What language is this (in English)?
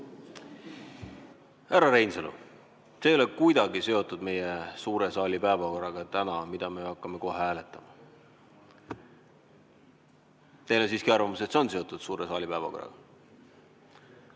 Estonian